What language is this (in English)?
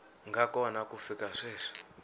Tsonga